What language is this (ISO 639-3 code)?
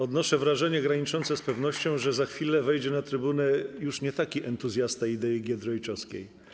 pol